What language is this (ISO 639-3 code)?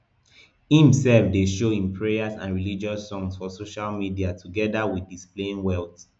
pcm